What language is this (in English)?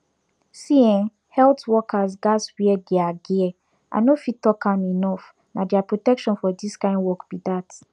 Nigerian Pidgin